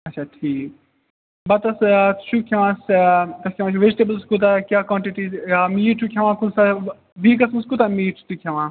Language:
Kashmiri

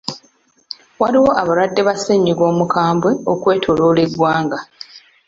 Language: Ganda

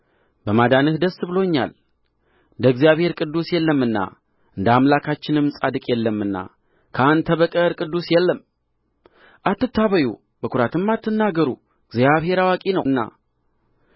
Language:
Amharic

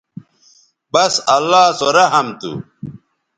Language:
Bateri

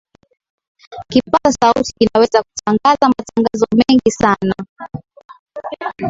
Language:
Swahili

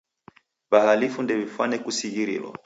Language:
Taita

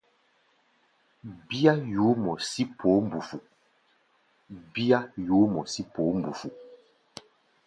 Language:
Gbaya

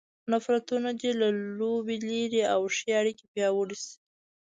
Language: Pashto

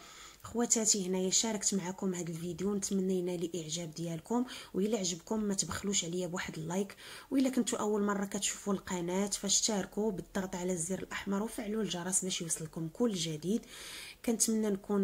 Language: Arabic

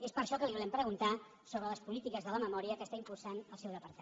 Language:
Catalan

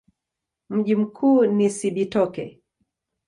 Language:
Swahili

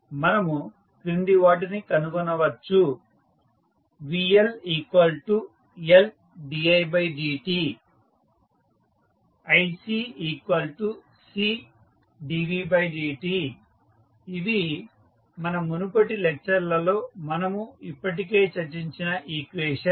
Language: Telugu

